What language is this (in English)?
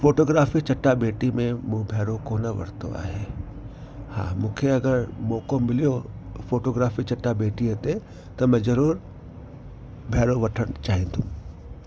Sindhi